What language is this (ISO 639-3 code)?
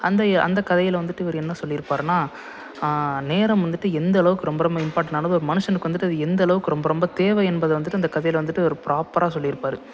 tam